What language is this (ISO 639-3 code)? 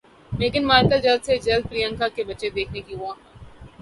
urd